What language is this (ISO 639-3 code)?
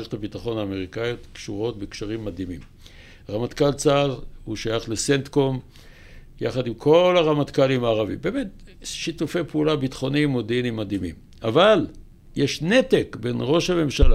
heb